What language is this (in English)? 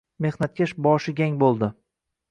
Uzbek